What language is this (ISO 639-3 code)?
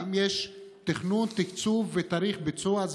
heb